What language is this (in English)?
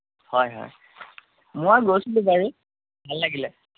Assamese